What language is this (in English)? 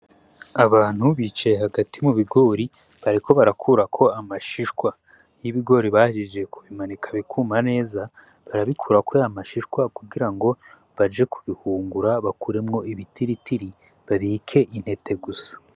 Rundi